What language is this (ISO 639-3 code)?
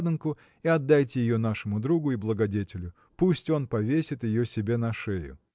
rus